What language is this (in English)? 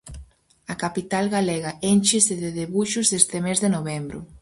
Galician